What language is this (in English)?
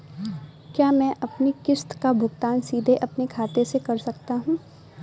Hindi